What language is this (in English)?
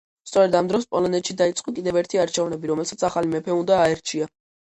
Georgian